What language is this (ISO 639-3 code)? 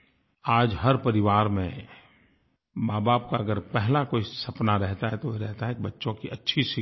hin